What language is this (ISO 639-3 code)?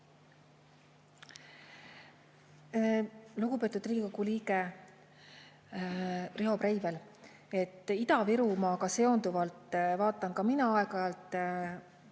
est